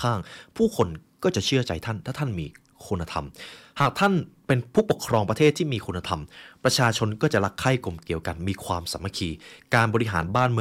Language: Thai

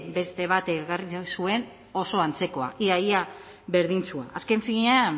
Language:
Basque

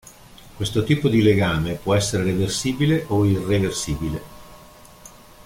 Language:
Italian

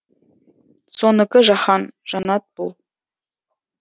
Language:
Kazakh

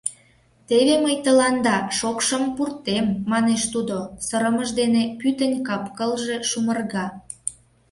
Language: Mari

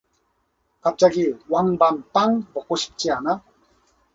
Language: Korean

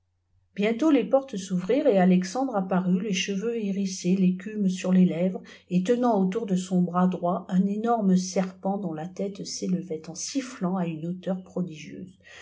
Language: French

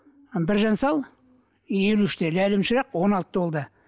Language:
Kazakh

